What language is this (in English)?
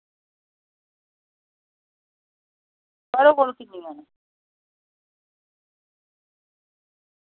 Dogri